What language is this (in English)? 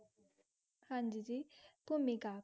Punjabi